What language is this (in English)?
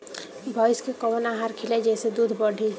Bhojpuri